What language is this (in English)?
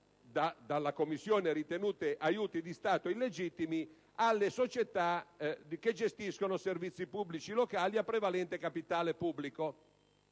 Italian